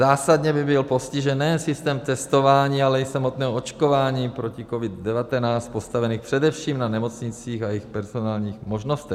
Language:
Czech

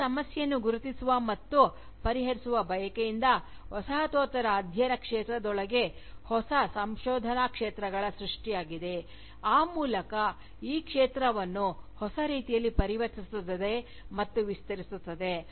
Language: Kannada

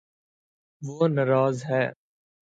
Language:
Urdu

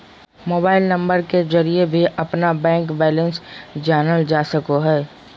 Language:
Magahi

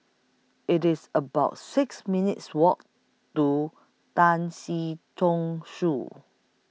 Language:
English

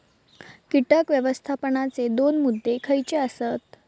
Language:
Marathi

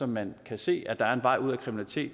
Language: Danish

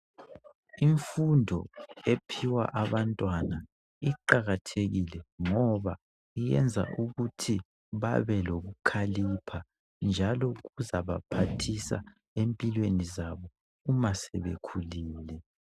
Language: North Ndebele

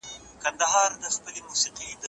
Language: Pashto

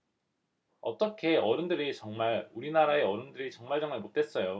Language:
Korean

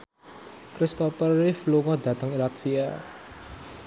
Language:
Javanese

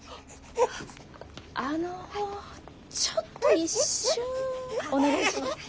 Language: Japanese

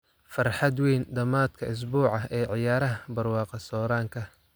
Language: Somali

